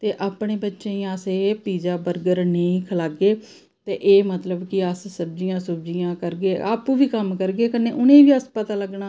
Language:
Dogri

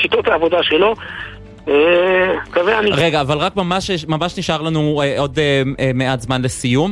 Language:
Hebrew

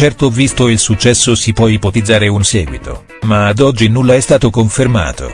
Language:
Italian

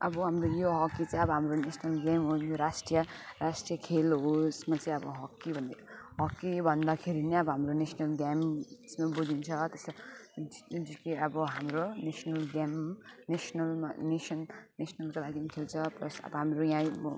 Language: Nepali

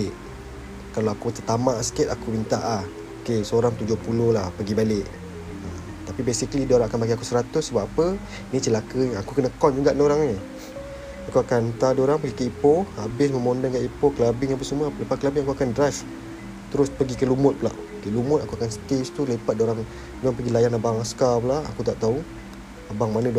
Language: Malay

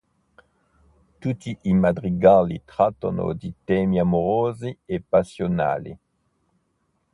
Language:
Italian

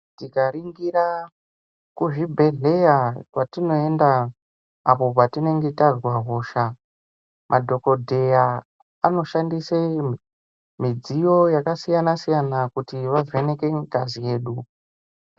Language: Ndau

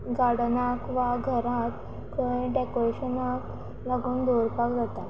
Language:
Konkani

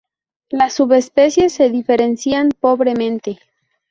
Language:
Spanish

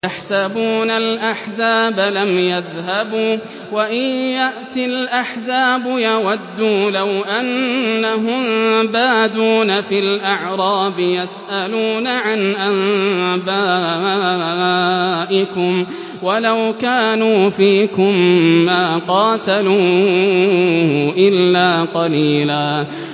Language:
Arabic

